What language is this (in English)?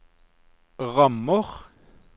Norwegian